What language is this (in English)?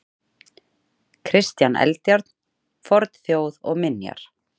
Icelandic